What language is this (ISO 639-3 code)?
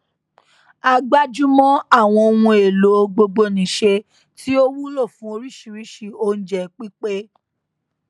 yor